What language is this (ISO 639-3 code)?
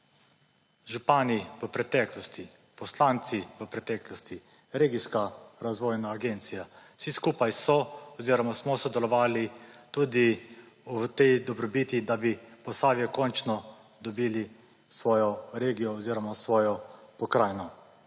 slv